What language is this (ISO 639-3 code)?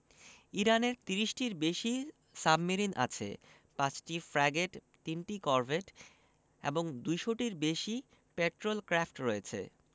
ben